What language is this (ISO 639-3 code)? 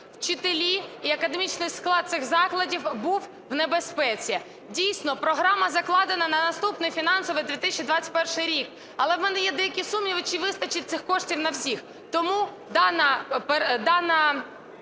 ukr